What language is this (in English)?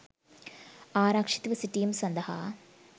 Sinhala